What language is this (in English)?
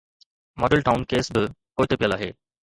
Sindhi